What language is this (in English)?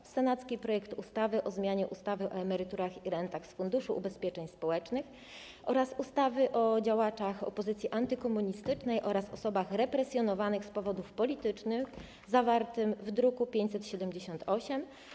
Polish